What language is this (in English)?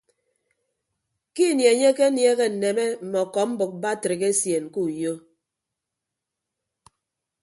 Ibibio